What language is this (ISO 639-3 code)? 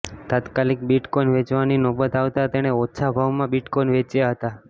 guj